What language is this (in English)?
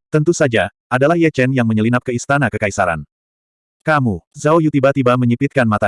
Indonesian